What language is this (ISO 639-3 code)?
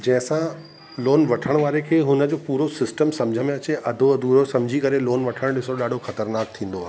snd